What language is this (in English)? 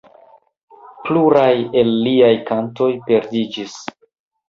Esperanto